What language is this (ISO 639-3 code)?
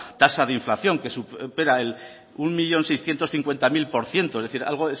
spa